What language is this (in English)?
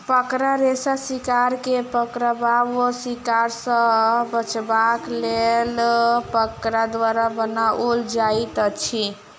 Maithili